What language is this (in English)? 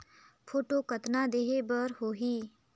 Chhattisgarhi